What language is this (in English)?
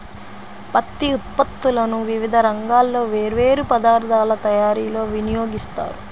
Telugu